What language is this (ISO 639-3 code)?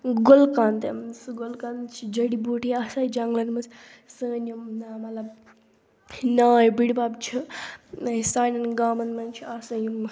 kas